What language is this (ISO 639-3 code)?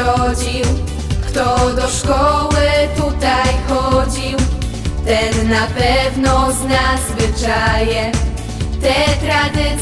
pol